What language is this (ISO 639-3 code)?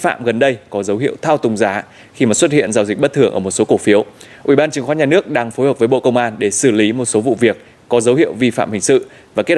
vie